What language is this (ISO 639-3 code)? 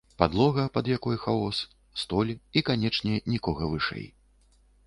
bel